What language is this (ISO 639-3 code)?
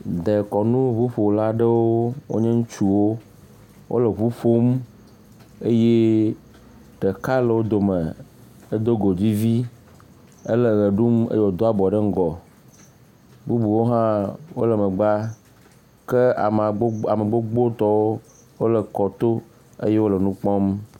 ewe